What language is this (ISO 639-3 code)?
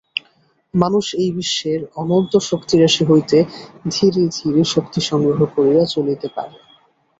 ben